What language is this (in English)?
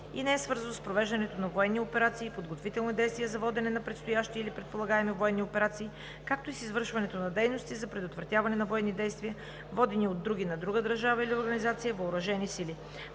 Bulgarian